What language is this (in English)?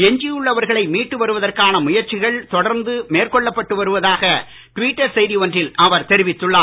Tamil